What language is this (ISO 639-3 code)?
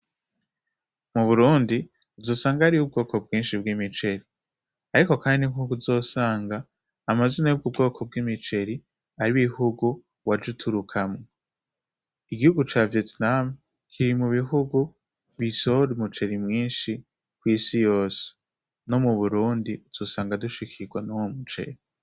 run